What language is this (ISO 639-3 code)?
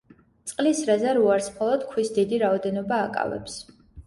kat